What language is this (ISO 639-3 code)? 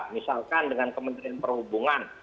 ind